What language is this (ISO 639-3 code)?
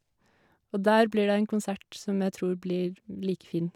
nor